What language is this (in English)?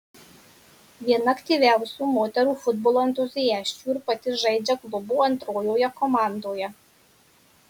Lithuanian